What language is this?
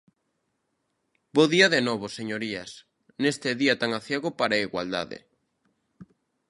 Galician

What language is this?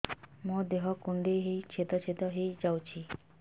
Odia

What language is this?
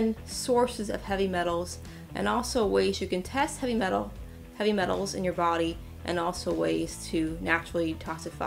English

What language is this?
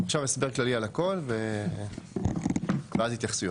Hebrew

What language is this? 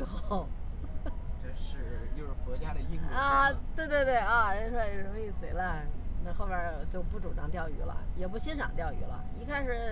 Chinese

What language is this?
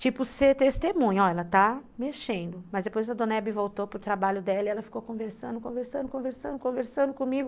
Portuguese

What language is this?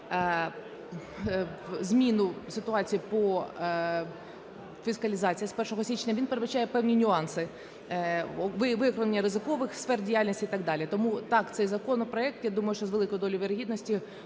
Ukrainian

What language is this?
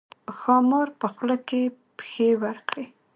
Pashto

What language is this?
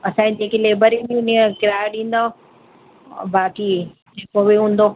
Sindhi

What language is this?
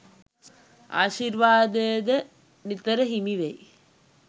Sinhala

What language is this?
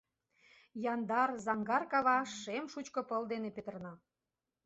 Mari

